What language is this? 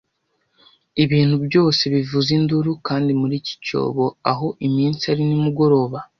Kinyarwanda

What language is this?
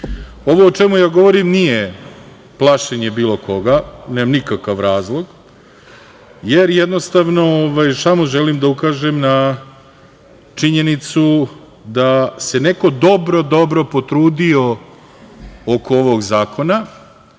Serbian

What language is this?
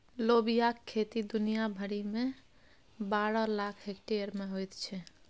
Maithili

